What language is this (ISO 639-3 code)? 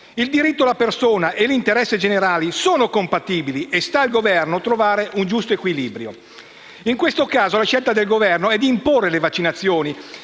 ita